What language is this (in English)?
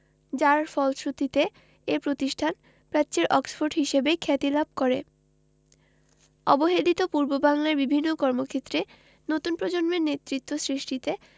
Bangla